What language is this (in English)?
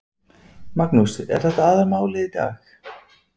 Icelandic